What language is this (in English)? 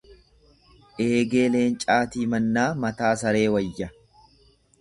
Oromo